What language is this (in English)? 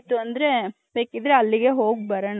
Kannada